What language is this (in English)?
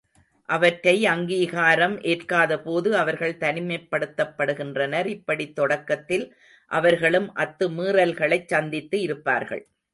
Tamil